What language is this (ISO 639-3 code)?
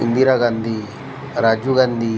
mar